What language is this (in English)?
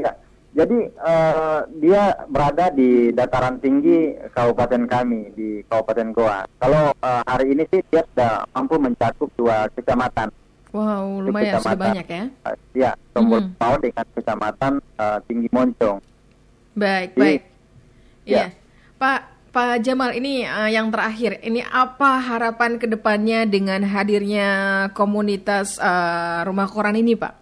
Indonesian